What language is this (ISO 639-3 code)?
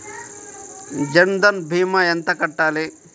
tel